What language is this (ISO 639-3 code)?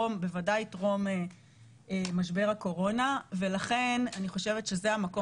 heb